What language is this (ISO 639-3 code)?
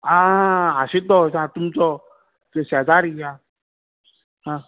kok